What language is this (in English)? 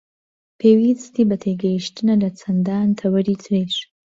Central Kurdish